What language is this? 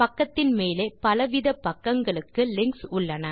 Tamil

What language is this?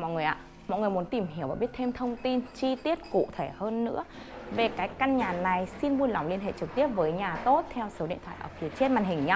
Vietnamese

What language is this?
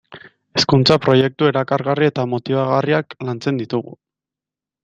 Basque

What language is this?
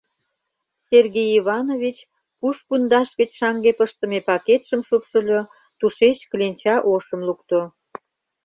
Mari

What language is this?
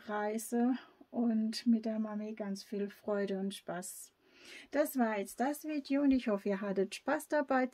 German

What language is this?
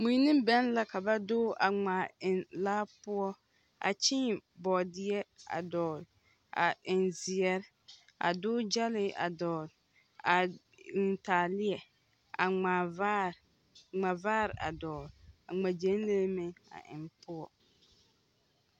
Southern Dagaare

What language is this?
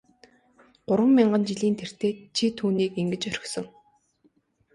Mongolian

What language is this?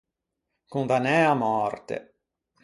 Ligurian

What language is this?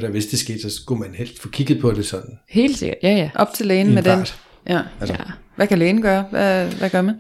Danish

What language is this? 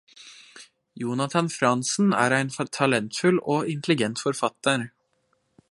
Norwegian Nynorsk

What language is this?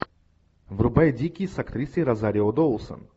Russian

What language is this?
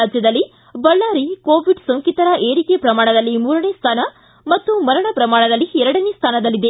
Kannada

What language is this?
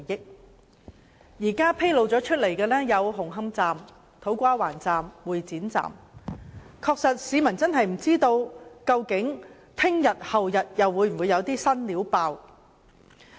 Cantonese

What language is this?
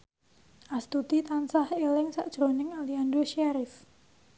Javanese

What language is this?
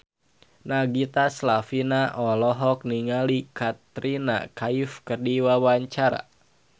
Sundanese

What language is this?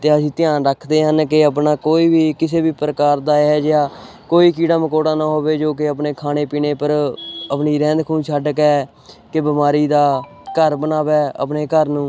Punjabi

